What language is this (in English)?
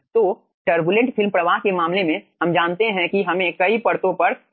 Hindi